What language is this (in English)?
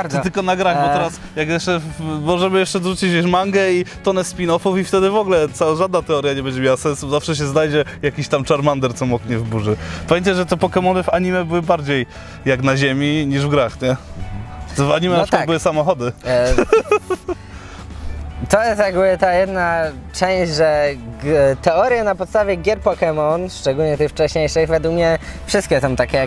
Polish